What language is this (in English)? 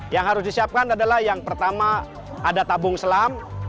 Indonesian